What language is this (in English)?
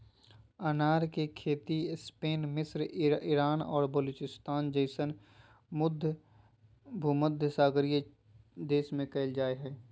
Magahi